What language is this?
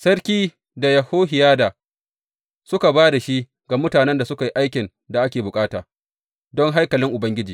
Hausa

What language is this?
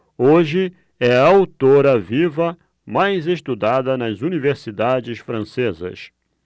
Portuguese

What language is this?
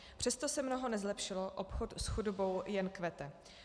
Czech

